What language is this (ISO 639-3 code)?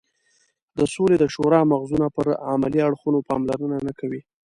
pus